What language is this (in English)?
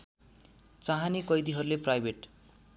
Nepali